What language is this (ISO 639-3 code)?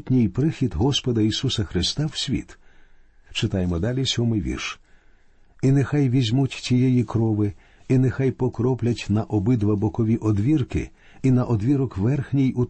ukr